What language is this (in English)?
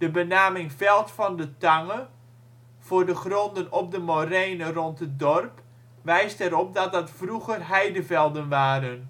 Dutch